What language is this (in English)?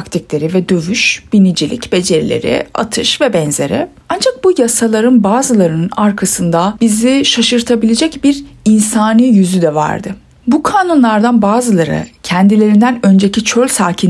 Turkish